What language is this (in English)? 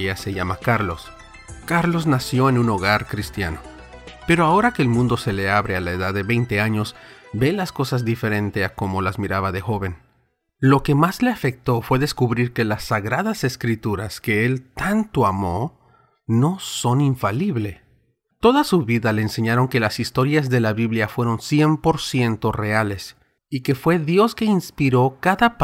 Spanish